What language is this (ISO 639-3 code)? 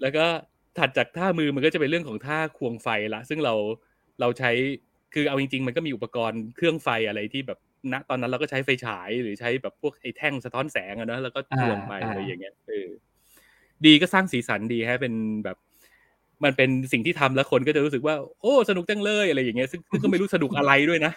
tha